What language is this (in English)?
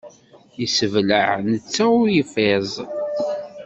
Kabyle